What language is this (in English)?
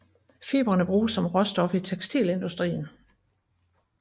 Danish